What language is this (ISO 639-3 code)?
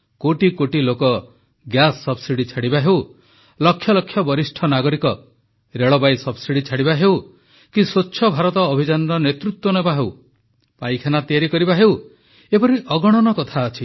ori